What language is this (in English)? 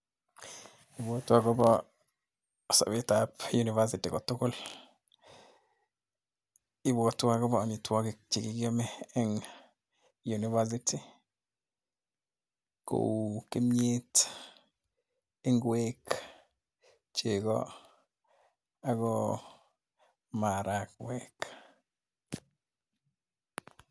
Kalenjin